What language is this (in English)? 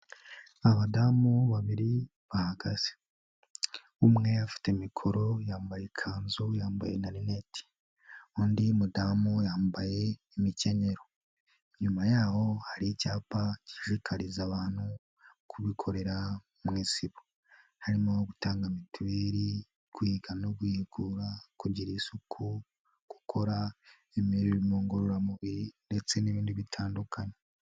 Kinyarwanda